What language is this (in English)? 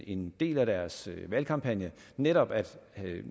Danish